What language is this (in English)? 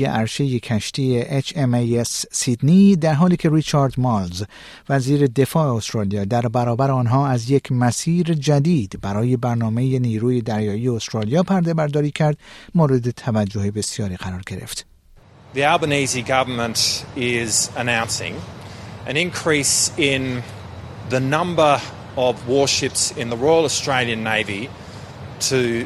Persian